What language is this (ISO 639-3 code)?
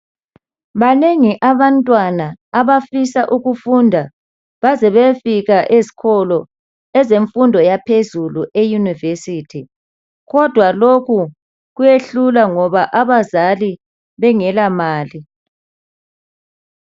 nde